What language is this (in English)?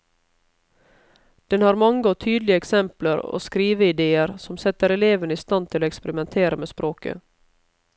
Norwegian